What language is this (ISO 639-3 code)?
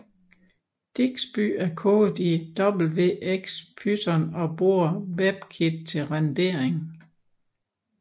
dan